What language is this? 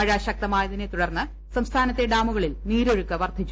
Malayalam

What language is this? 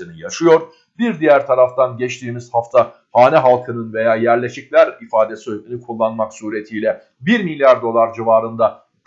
Turkish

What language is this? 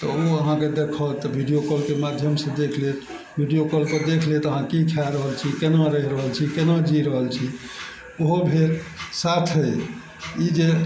Maithili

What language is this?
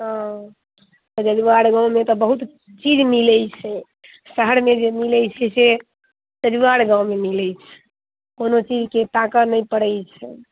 Maithili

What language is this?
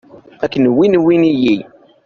Kabyle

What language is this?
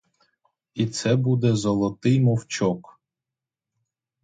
Ukrainian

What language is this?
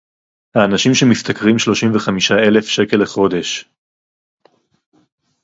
Hebrew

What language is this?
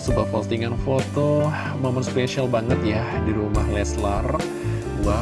Indonesian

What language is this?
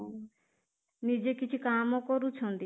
Odia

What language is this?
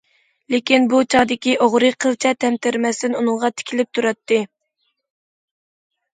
Uyghur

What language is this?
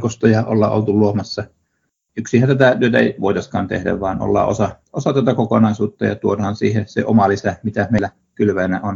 Finnish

